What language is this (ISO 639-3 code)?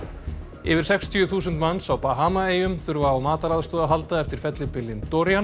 isl